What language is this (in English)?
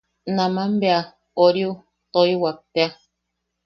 Yaqui